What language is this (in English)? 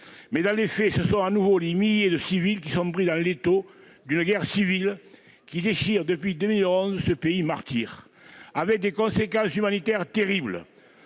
French